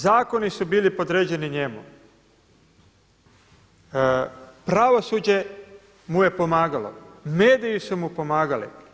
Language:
Croatian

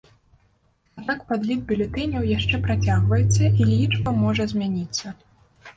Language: Belarusian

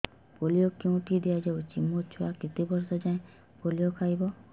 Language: Odia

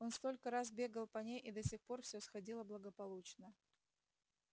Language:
Russian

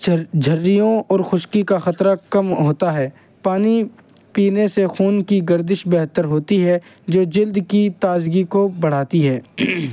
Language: Urdu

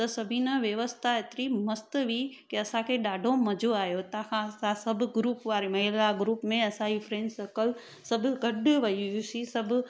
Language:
Sindhi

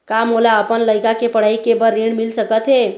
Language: Chhattisgarhi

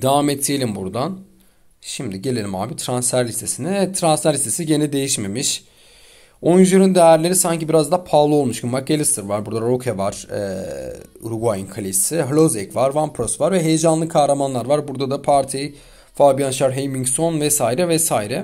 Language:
Turkish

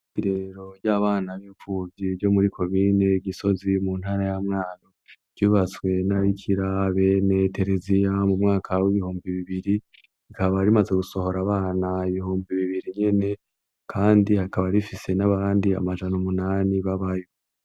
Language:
Rundi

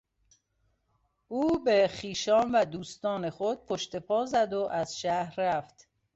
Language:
Persian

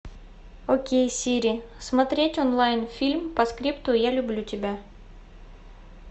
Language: Russian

